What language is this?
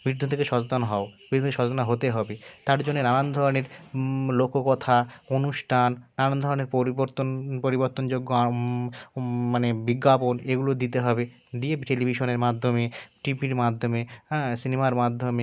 Bangla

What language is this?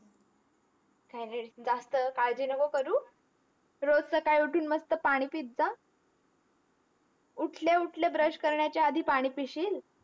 Marathi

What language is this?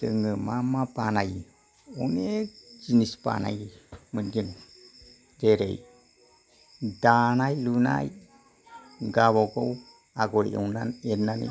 Bodo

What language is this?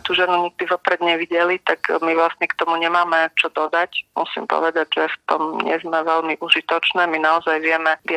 Slovak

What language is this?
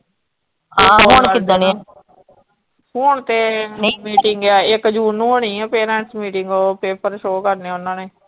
Punjabi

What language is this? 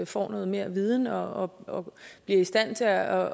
Danish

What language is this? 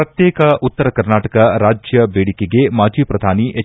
Kannada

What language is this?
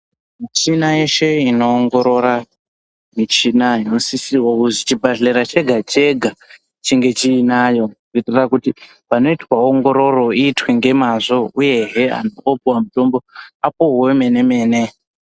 Ndau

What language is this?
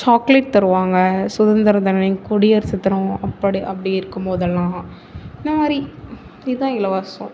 Tamil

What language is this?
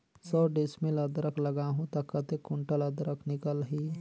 Chhattisgarhi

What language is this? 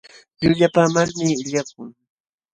Jauja Wanca Quechua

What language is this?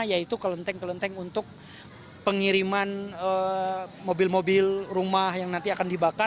Indonesian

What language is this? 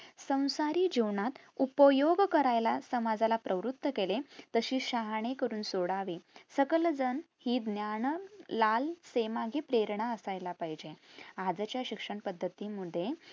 Marathi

